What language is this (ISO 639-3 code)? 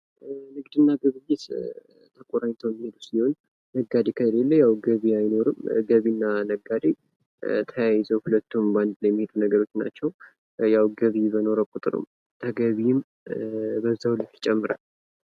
amh